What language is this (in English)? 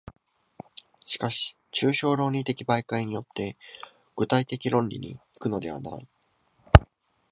Japanese